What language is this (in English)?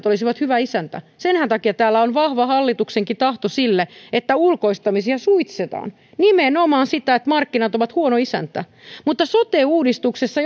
Finnish